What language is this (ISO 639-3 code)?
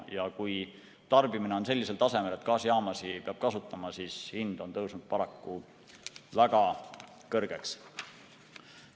est